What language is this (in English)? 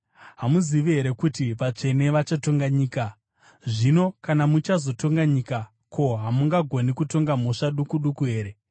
Shona